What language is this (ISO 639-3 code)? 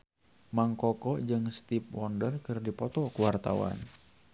sun